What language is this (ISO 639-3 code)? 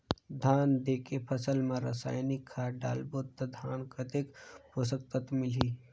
hne